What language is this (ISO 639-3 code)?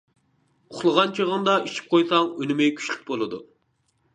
uig